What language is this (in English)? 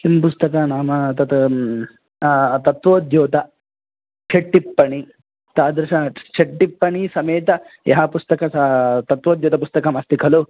Sanskrit